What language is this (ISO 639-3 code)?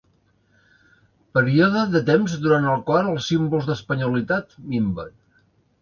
cat